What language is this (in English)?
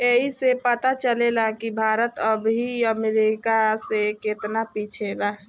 Bhojpuri